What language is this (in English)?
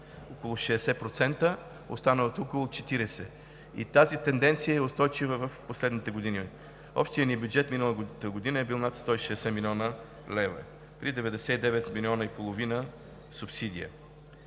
Bulgarian